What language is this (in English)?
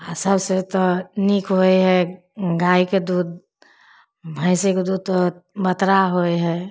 Maithili